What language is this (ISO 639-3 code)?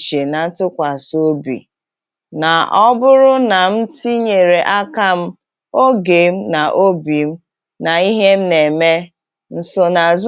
ibo